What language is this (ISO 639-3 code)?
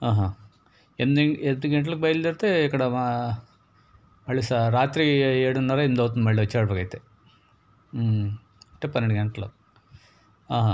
tel